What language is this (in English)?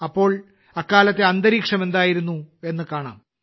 Malayalam